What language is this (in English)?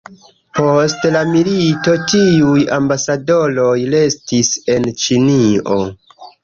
Esperanto